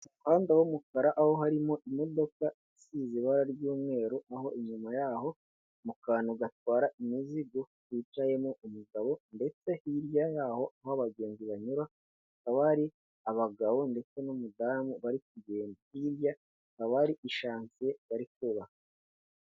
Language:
Kinyarwanda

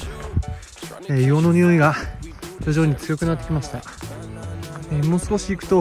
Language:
Japanese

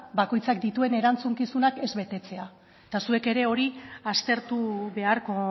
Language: Basque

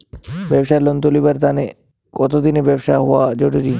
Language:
Bangla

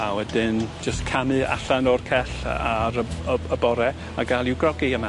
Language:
Welsh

